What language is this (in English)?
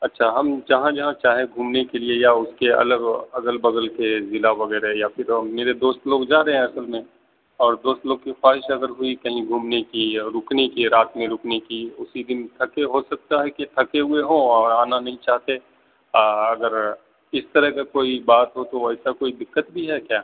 Urdu